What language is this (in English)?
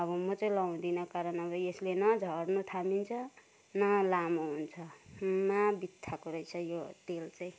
Nepali